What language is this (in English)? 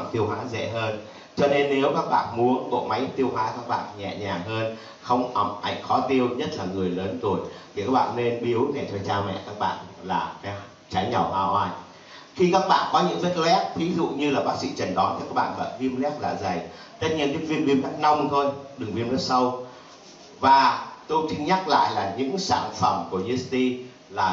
Vietnamese